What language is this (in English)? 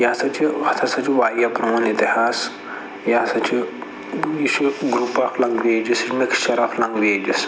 Kashmiri